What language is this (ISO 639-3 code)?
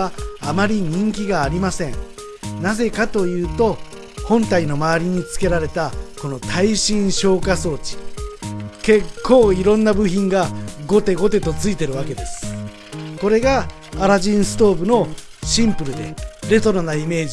jpn